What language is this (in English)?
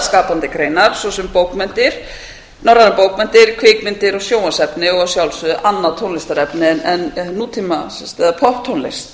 Icelandic